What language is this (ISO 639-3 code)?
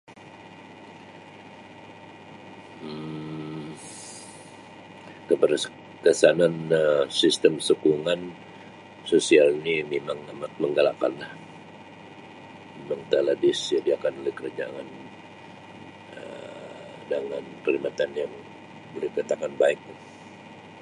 msi